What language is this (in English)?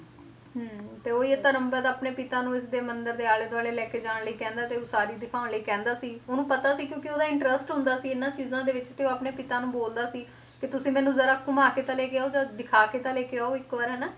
Punjabi